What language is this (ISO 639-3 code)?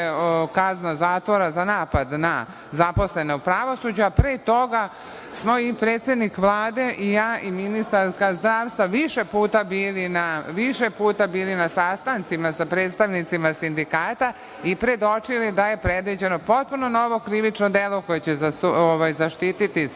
srp